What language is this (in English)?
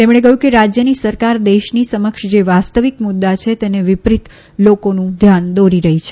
Gujarati